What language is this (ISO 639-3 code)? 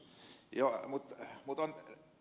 fin